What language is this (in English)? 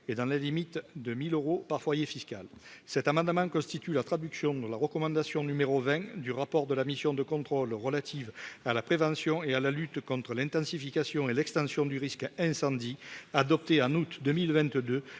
French